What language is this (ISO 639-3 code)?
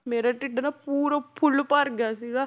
pan